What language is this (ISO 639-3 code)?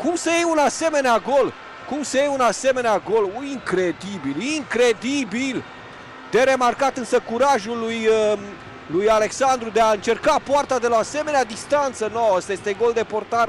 ron